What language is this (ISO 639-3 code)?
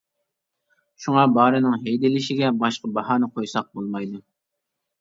uig